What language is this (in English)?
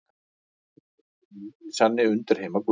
Icelandic